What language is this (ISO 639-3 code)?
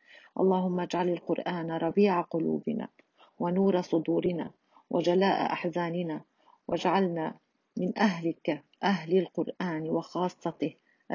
ara